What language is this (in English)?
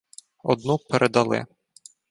Ukrainian